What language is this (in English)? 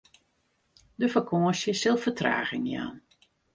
Western Frisian